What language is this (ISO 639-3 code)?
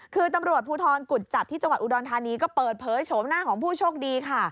tha